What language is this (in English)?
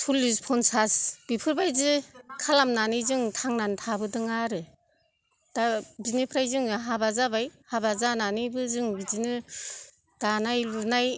Bodo